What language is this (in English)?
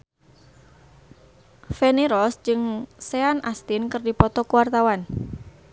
Sundanese